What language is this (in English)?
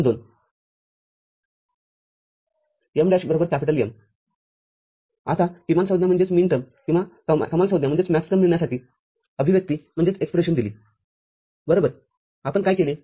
Marathi